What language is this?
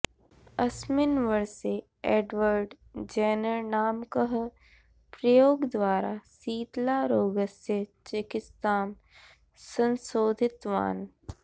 Sanskrit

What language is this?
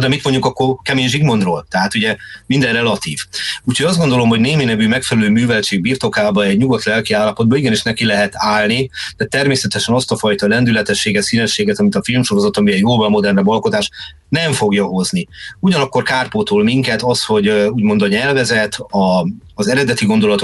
Hungarian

